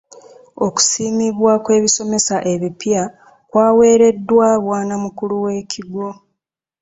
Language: Ganda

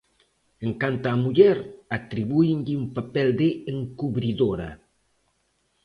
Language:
Galician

